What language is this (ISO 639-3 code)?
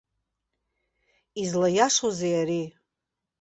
abk